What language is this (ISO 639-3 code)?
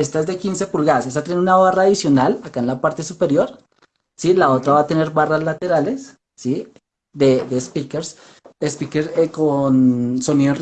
spa